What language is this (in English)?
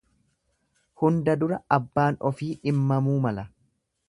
Oromo